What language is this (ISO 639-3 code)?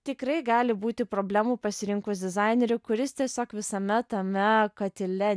lit